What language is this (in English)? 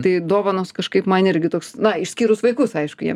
Lithuanian